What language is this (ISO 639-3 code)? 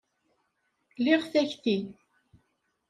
kab